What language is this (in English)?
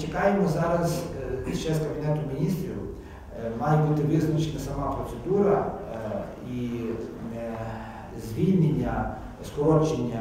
Ukrainian